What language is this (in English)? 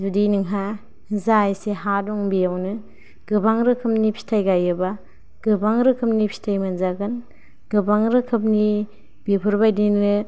Bodo